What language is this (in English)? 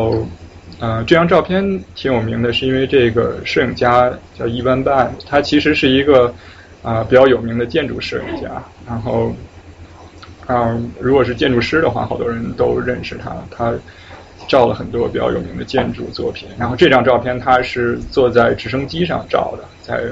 Chinese